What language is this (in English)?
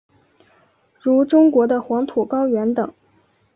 Chinese